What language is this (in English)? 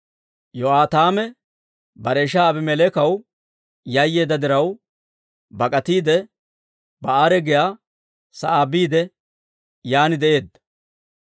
Dawro